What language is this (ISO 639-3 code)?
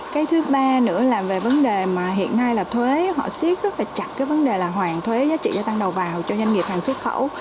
vie